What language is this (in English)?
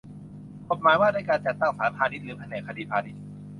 Thai